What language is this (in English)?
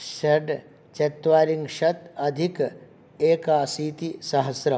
Sanskrit